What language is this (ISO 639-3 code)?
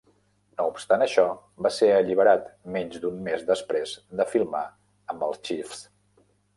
cat